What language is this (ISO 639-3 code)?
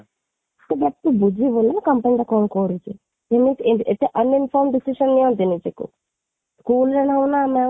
ori